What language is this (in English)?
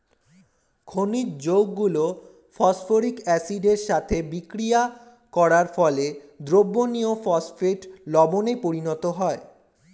Bangla